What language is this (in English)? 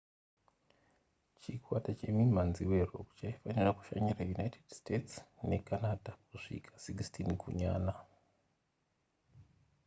Shona